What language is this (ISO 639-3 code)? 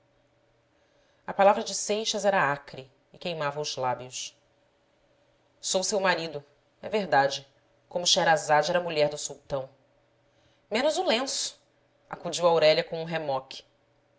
por